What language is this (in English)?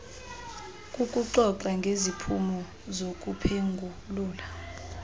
Xhosa